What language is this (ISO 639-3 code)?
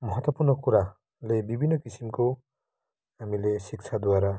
nep